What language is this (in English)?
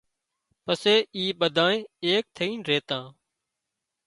Wadiyara Koli